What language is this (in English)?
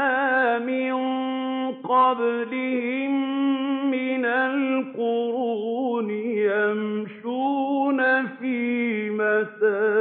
Arabic